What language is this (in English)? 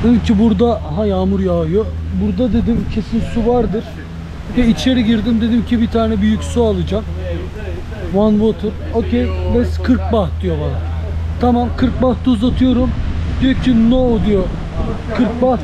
Turkish